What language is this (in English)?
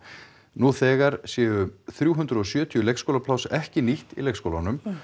Icelandic